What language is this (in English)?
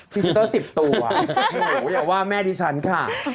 Thai